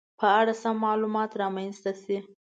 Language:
Pashto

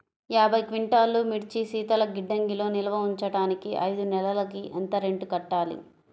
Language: Telugu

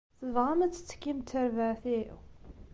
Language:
Kabyle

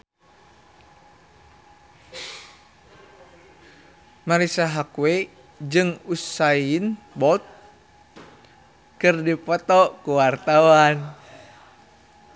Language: Sundanese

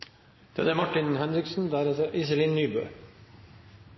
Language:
Norwegian Bokmål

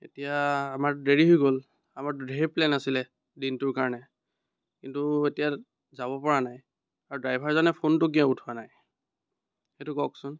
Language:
Assamese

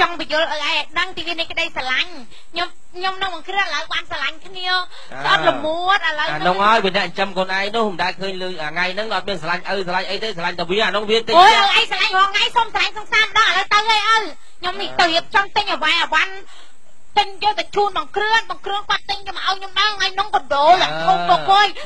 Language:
Vietnamese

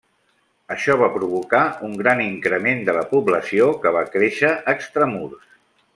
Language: Catalan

